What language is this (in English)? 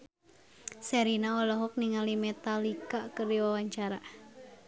Sundanese